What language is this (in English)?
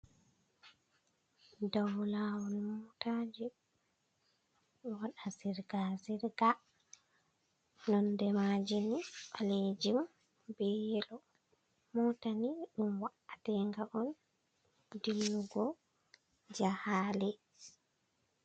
Fula